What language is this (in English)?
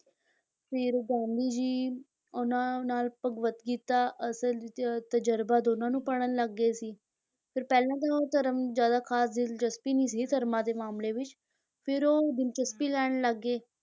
Punjabi